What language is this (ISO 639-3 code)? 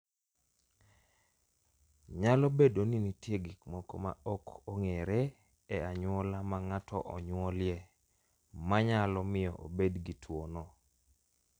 luo